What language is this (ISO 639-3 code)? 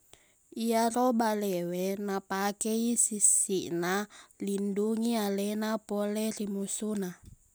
bug